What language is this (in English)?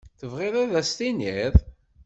Kabyle